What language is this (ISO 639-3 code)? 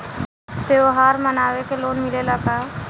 bho